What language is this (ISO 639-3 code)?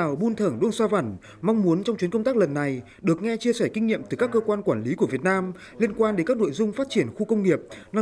vie